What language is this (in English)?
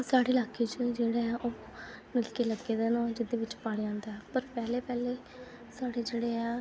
Dogri